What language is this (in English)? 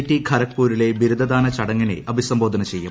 Malayalam